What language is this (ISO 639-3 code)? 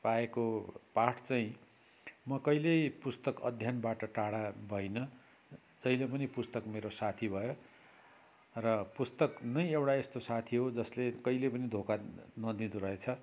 nep